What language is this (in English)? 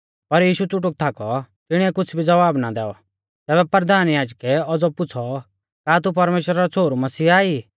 Mahasu Pahari